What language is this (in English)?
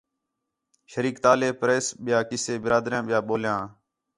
Khetrani